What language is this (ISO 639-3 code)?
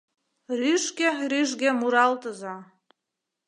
chm